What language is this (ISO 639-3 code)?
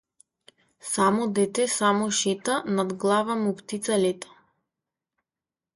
mkd